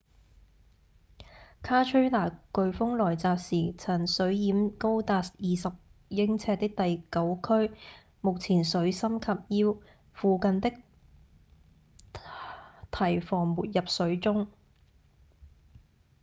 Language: Cantonese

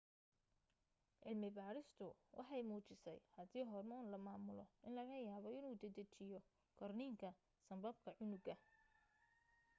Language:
Somali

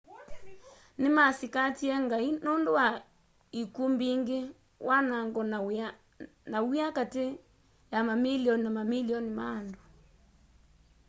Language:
Kamba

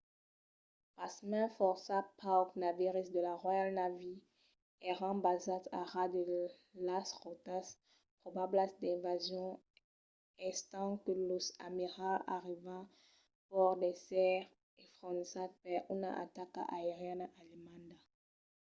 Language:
Occitan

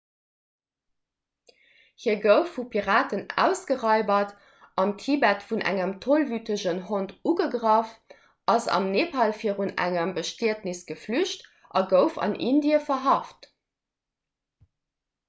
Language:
Luxembourgish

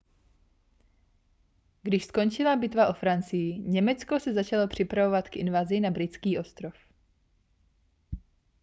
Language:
Czech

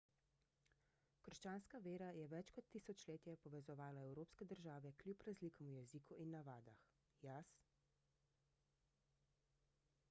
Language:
Slovenian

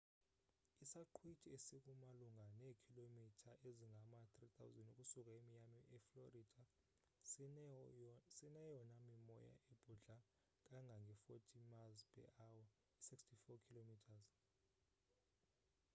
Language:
Xhosa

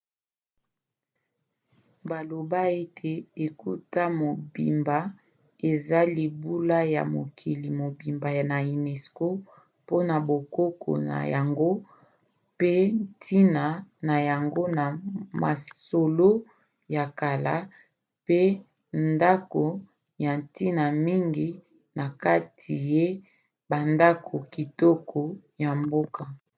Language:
Lingala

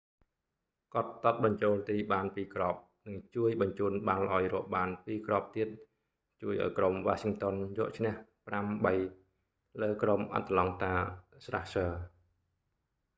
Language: Khmer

